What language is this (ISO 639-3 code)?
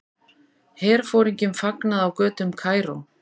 isl